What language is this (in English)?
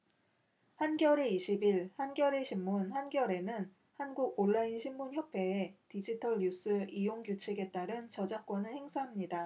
Korean